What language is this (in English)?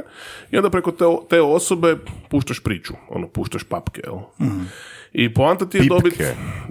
Croatian